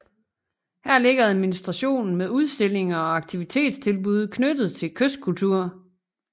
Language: Danish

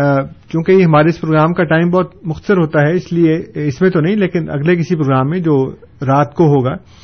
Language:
Urdu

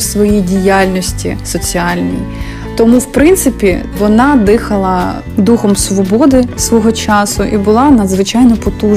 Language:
Ukrainian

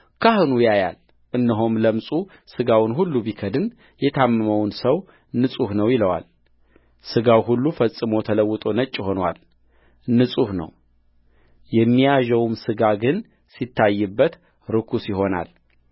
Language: Amharic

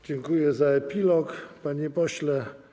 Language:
Polish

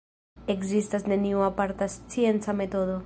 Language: Esperanto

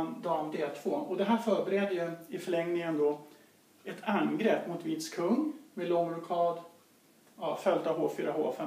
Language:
Swedish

